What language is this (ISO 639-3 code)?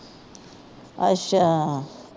pan